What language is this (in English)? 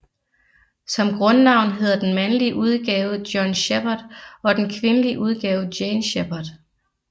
Danish